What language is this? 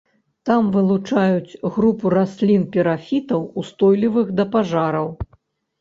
Belarusian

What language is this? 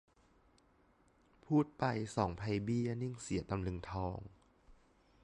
Thai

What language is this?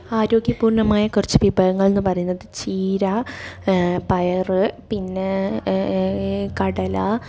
Malayalam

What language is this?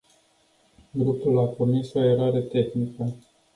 Romanian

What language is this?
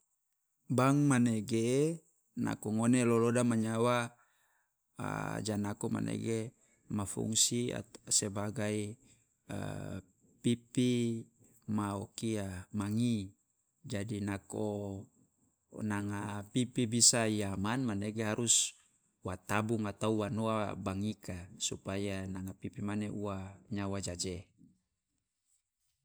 Loloda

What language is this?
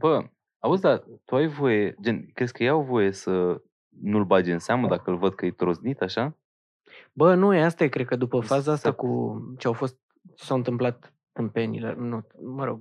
Romanian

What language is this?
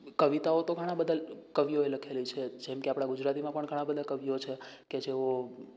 Gujarati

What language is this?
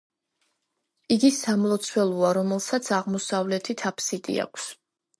Georgian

